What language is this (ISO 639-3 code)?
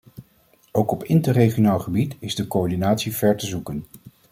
nld